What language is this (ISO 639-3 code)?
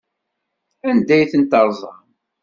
kab